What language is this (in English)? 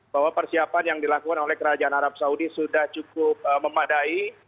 Indonesian